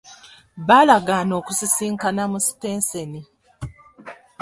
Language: Ganda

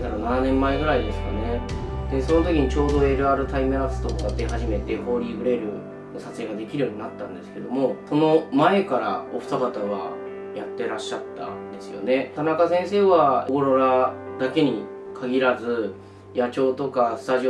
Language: Japanese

